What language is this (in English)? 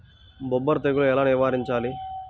Telugu